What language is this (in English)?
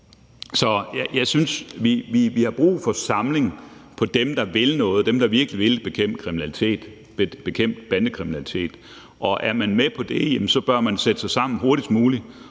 Danish